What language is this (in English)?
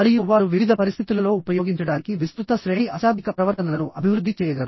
Telugu